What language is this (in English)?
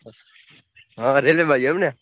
Gujarati